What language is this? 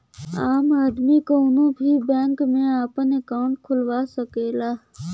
Bhojpuri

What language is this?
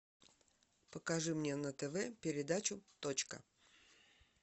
Russian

